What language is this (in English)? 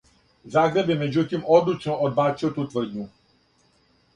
Serbian